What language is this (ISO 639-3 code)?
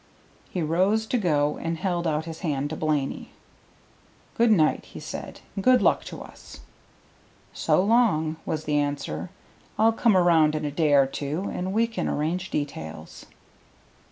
eng